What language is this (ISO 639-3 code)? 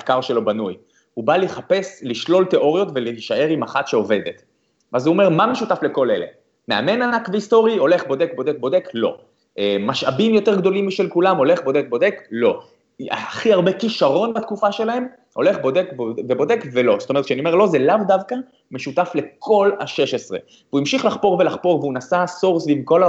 heb